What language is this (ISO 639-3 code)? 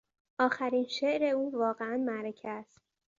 fas